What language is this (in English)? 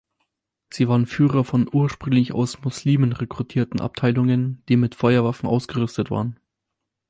German